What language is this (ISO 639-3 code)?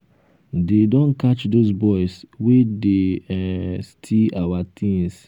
pcm